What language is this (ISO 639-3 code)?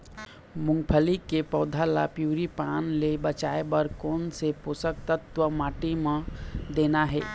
hne